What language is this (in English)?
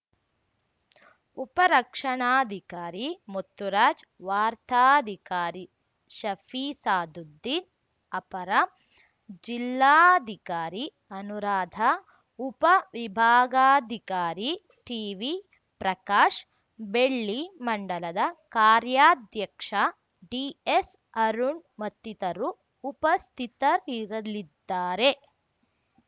Kannada